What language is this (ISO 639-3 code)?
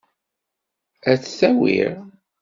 kab